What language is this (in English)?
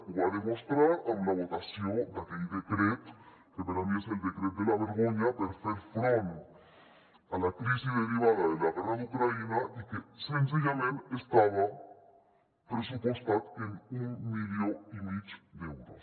Catalan